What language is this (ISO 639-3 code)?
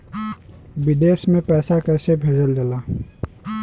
bho